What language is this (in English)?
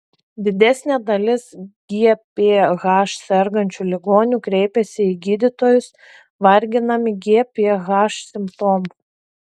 Lithuanian